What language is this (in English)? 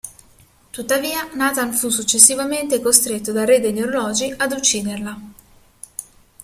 Italian